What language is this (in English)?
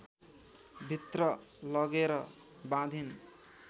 Nepali